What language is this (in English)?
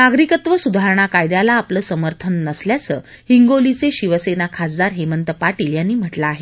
Marathi